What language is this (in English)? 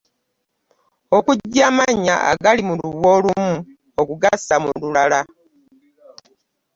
Ganda